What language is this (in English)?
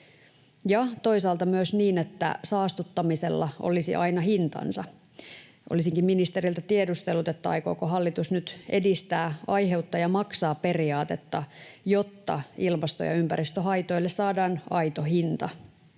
Finnish